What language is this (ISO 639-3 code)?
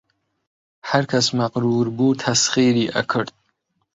ckb